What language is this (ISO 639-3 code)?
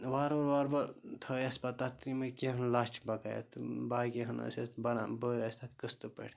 kas